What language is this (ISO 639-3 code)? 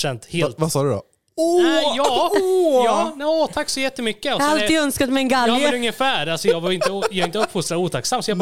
swe